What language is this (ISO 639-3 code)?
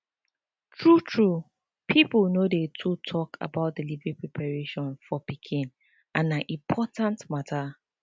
pcm